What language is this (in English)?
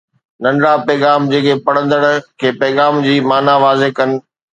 Sindhi